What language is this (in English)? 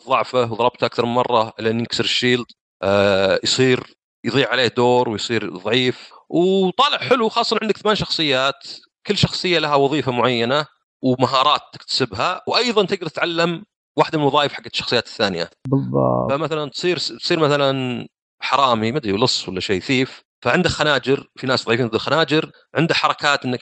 Arabic